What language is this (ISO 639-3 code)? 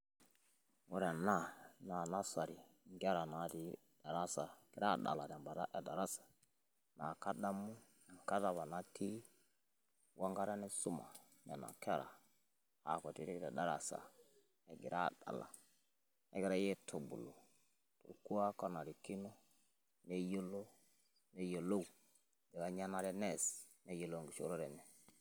mas